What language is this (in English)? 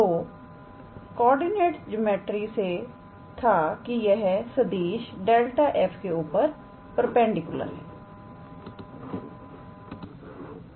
Hindi